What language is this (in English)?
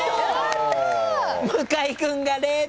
Japanese